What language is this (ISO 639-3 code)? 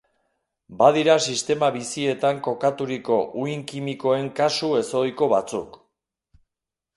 eus